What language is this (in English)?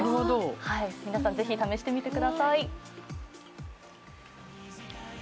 Japanese